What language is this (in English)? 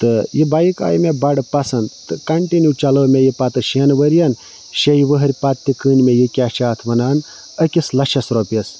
Kashmiri